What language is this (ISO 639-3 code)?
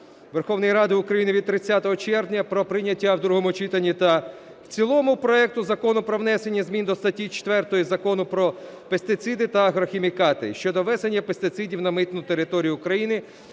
ukr